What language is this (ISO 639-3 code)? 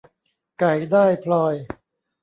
tha